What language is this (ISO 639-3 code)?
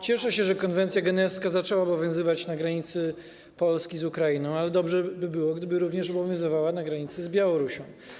pol